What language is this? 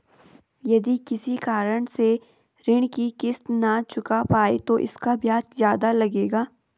Hindi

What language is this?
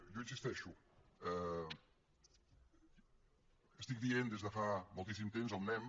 Catalan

